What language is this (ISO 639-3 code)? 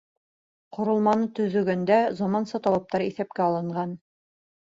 bak